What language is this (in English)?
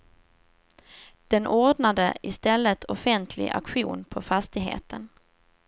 Swedish